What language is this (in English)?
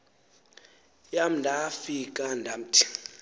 Xhosa